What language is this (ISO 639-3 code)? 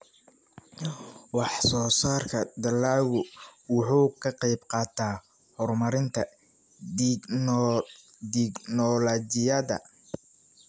som